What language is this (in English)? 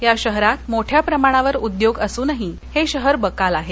Marathi